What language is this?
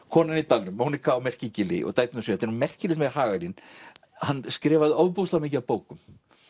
Icelandic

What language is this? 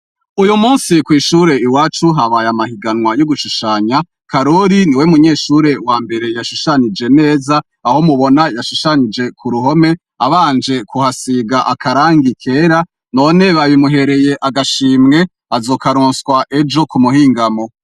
Rundi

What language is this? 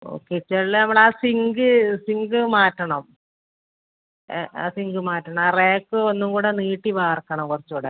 Malayalam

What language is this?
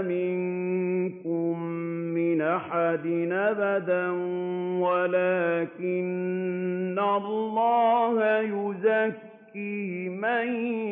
Arabic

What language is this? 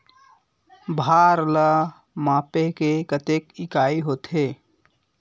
Chhattisgarhi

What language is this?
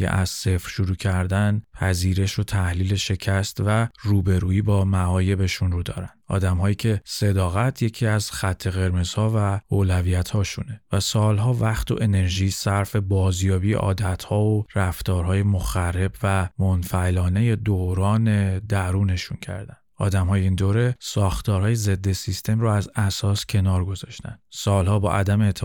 Persian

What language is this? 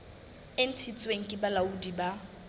Southern Sotho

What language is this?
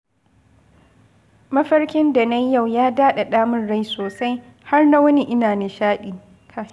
Hausa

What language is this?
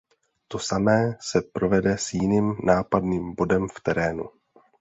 Czech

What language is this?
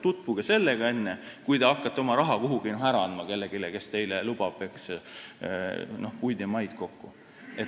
Estonian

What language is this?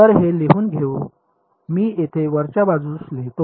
Marathi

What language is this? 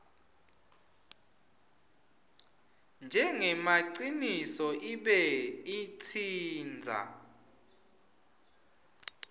Swati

